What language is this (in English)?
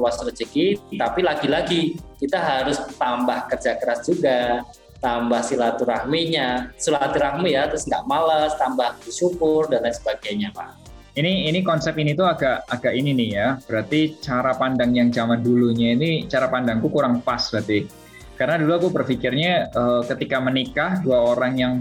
Indonesian